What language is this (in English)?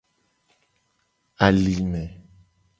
Gen